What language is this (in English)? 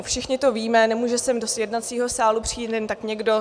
Czech